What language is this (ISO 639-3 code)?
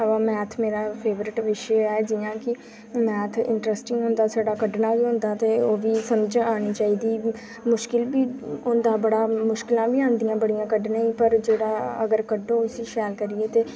doi